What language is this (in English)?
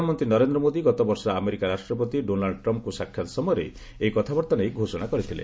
Odia